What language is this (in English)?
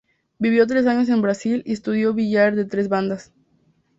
Spanish